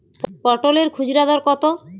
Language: Bangla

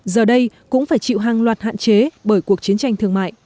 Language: Vietnamese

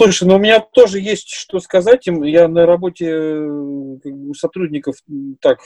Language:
Russian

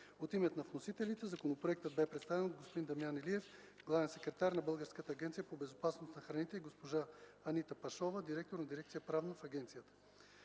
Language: Bulgarian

